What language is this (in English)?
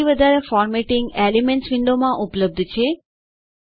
Gujarati